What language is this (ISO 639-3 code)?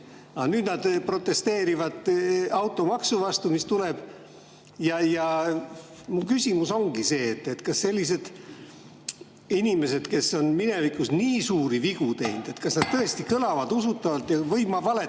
est